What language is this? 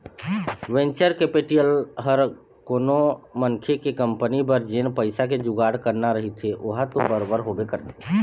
Chhattisgarhi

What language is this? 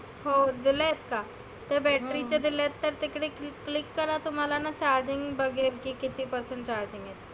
Marathi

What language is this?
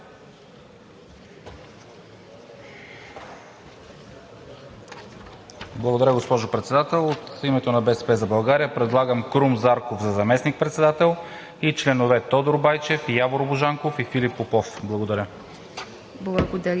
Bulgarian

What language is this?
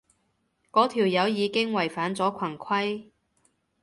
Cantonese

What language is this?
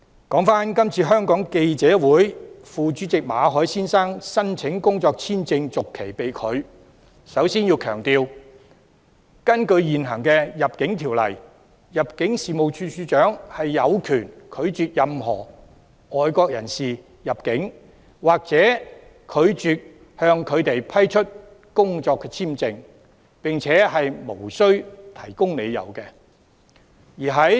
Cantonese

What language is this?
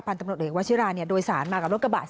Thai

